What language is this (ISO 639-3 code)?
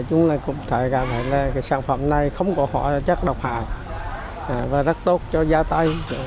vie